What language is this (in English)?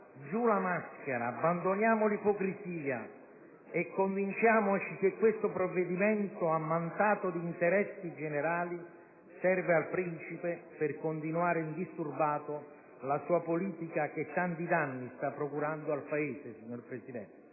Italian